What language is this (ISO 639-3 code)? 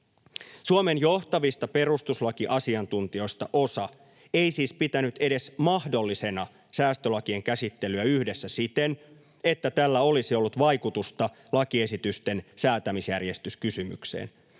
fin